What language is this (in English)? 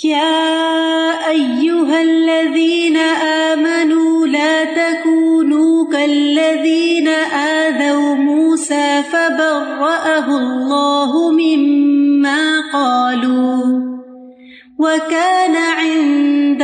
Urdu